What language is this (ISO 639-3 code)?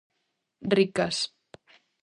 glg